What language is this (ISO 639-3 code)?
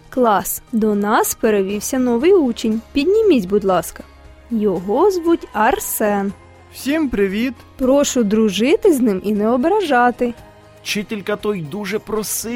ukr